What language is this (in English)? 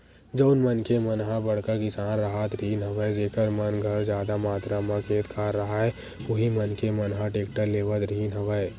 Chhattisgarhi